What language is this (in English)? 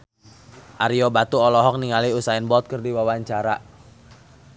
Sundanese